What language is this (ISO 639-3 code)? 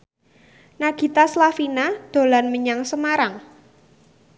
jav